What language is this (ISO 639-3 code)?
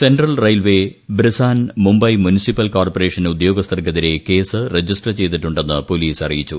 mal